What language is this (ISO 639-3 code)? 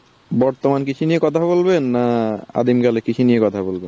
ben